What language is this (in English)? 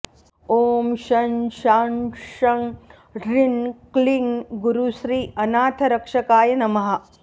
Sanskrit